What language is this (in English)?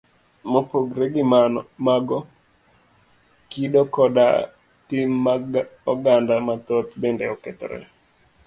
Luo (Kenya and Tanzania)